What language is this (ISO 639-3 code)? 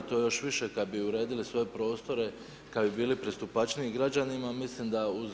hrv